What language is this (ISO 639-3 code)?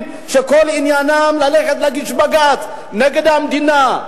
heb